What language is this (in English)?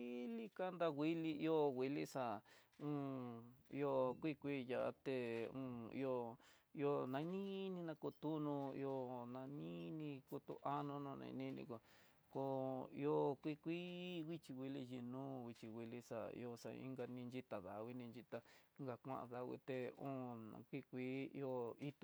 Tidaá Mixtec